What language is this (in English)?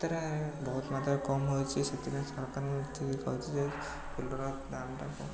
Odia